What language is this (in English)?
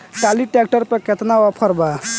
Bhojpuri